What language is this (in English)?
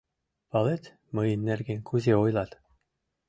Mari